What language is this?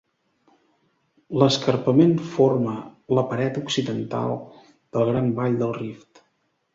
Catalan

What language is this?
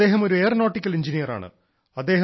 Malayalam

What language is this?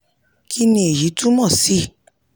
Yoruba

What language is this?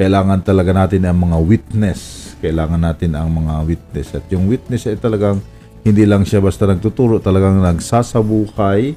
Filipino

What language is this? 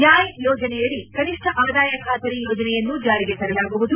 Kannada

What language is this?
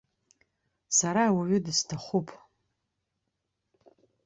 Abkhazian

